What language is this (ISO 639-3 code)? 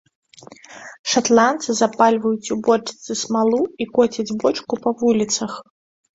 bel